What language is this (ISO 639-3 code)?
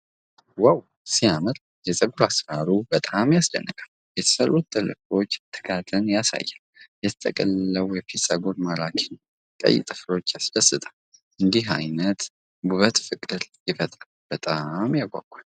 amh